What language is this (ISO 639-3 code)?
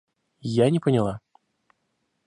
rus